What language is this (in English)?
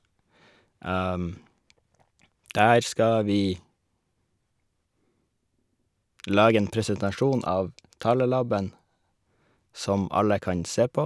Norwegian